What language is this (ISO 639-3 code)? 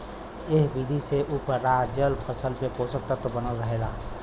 bho